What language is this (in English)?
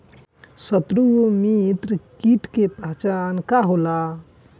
Bhojpuri